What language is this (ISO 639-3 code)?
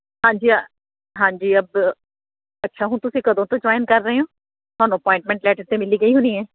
pan